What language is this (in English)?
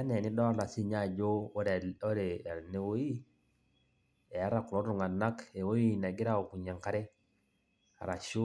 Masai